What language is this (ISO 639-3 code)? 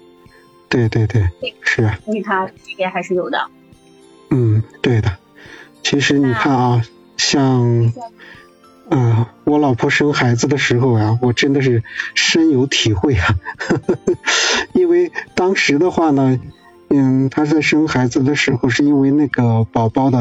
zho